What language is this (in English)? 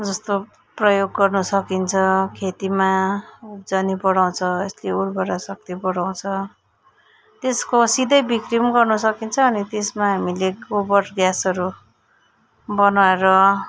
Nepali